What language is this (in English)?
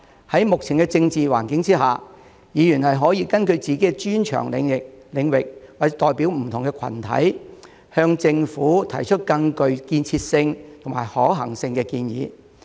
Cantonese